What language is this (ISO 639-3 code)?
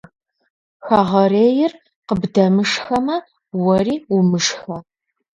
kbd